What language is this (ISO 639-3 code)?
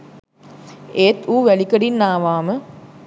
sin